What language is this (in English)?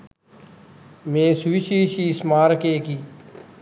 Sinhala